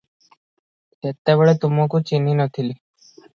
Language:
Odia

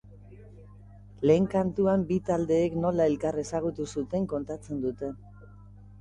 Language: Basque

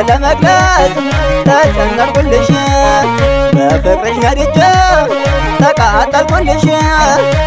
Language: Arabic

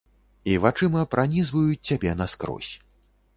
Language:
Belarusian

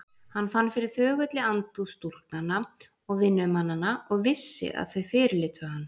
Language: Icelandic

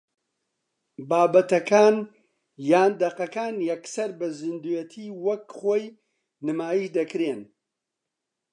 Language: Central Kurdish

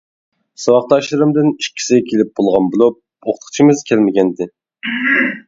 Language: Uyghur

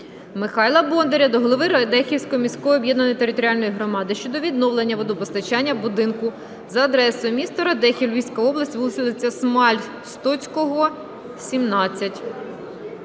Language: Ukrainian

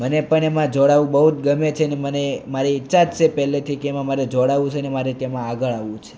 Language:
Gujarati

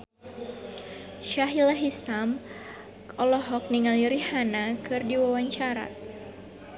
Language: Sundanese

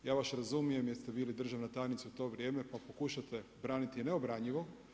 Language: Croatian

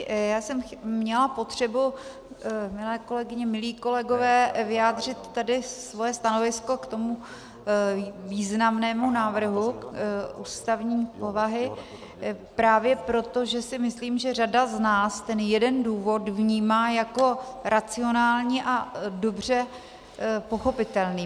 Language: Czech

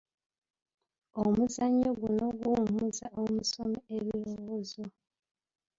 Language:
Ganda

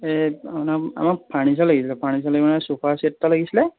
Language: Assamese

